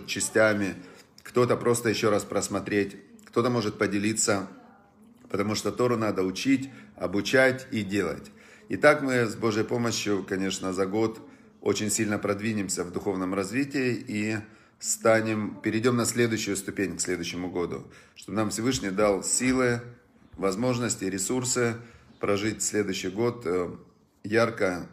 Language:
Russian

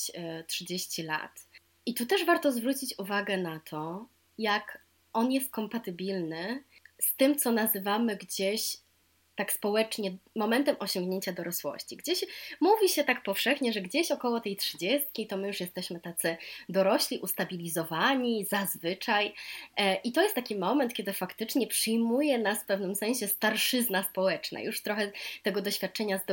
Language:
Polish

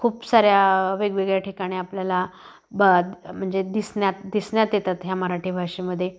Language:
Marathi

